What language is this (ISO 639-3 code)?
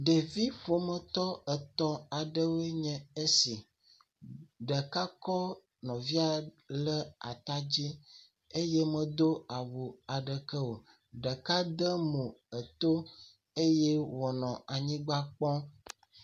ewe